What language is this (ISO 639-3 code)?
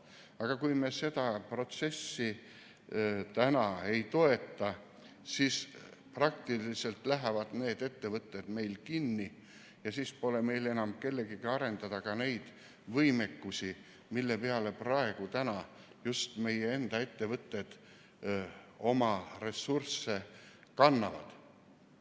est